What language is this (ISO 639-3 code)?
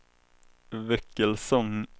swe